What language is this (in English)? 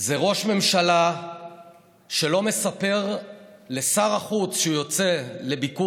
Hebrew